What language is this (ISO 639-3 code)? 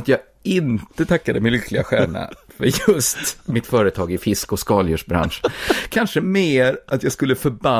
swe